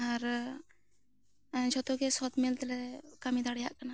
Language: Santali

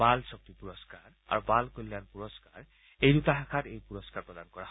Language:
Assamese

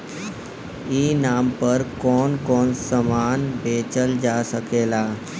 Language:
Bhojpuri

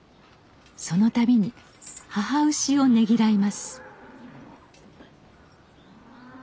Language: Japanese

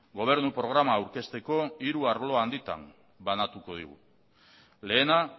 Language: Basque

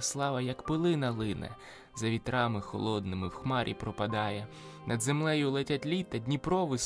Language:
Ukrainian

